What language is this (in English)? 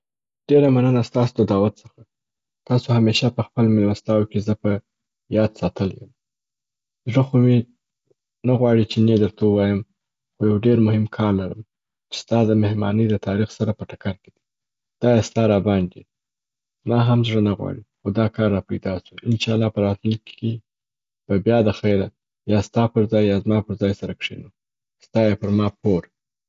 Southern Pashto